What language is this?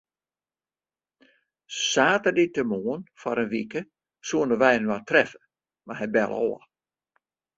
Western Frisian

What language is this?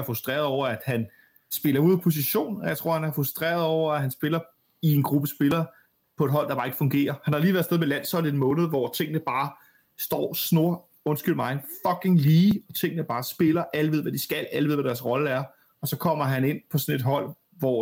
Danish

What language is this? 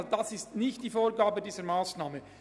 Swiss German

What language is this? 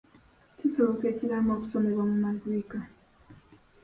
Ganda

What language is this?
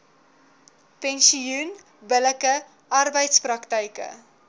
Afrikaans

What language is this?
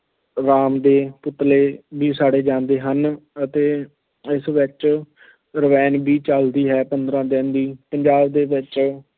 Punjabi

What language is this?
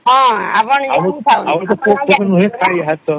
Odia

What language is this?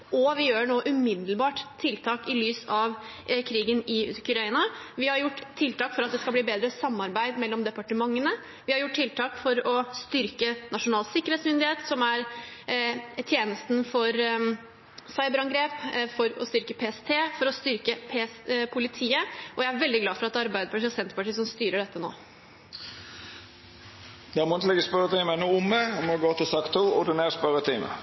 Norwegian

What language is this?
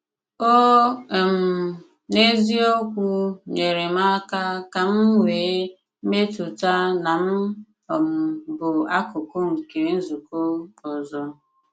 Igbo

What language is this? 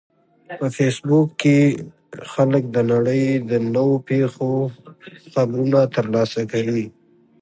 Pashto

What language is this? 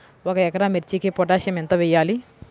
Telugu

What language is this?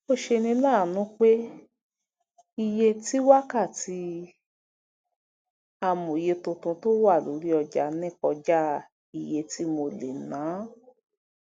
Yoruba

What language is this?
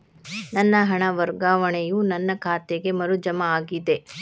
Kannada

